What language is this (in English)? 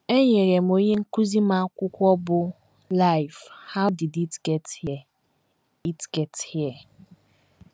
Igbo